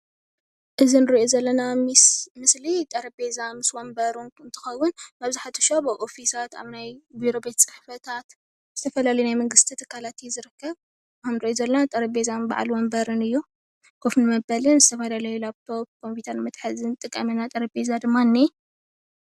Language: Tigrinya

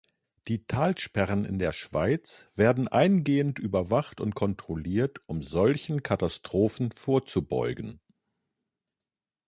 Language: German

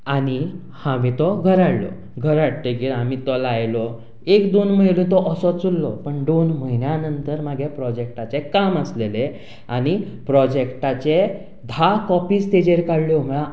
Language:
Konkani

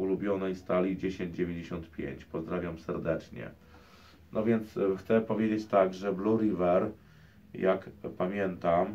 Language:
Polish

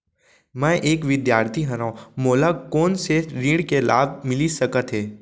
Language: Chhattisgarhi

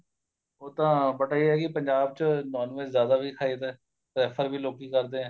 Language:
Punjabi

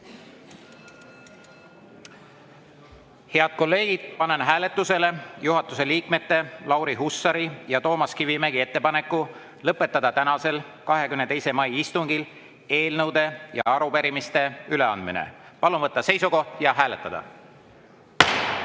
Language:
Estonian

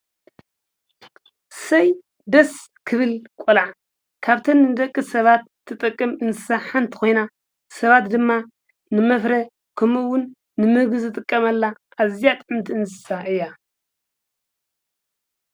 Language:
Tigrinya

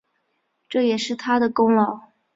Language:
Chinese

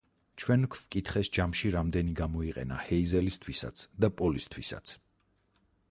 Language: Georgian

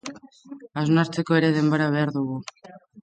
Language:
Basque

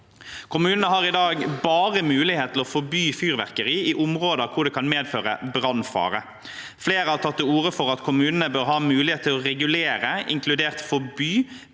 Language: Norwegian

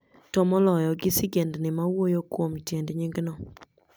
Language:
Luo (Kenya and Tanzania)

